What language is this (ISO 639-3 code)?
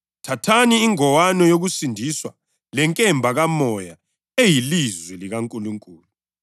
nde